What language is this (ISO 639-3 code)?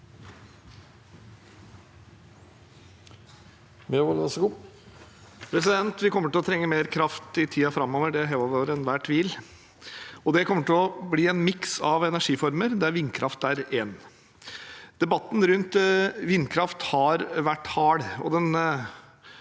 nor